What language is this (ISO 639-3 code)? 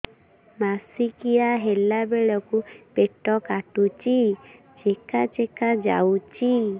ori